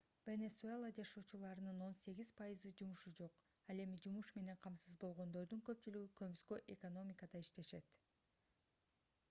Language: Kyrgyz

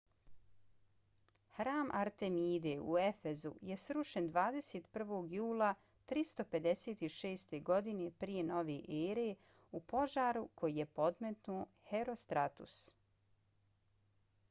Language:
Bosnian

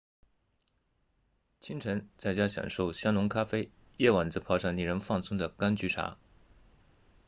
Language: Chinese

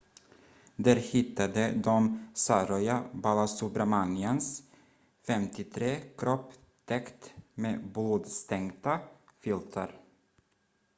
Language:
Swedish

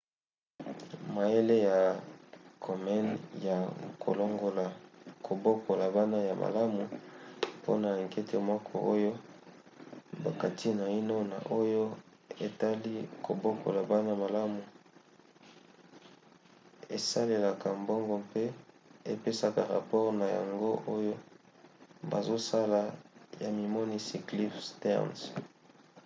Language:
Lingala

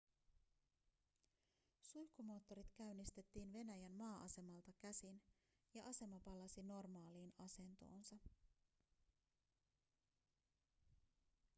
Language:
Finnish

